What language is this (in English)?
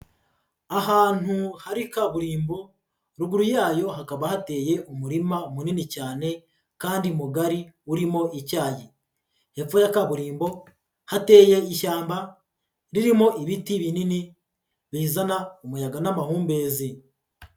Kinyarwanda